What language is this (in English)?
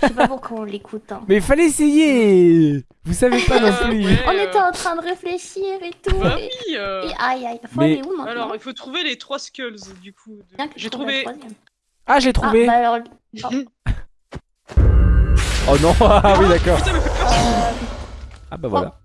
French